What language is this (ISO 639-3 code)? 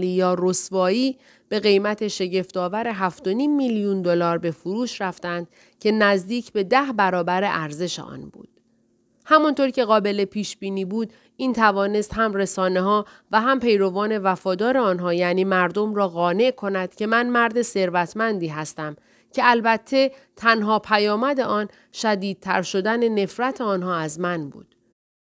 fas